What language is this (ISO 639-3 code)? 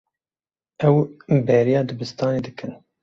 kur